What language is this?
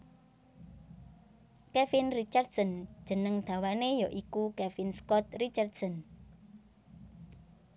Javanese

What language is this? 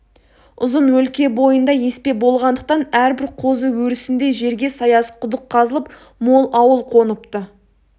Kazakh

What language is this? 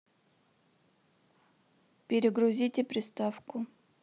Russian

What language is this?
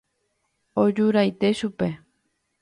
Guarani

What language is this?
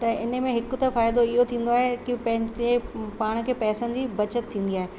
Sindhi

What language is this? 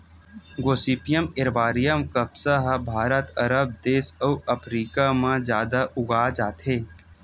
Chhattisgarhi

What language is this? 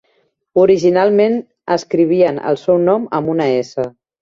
Catalan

